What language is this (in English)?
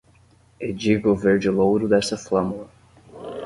Portuguese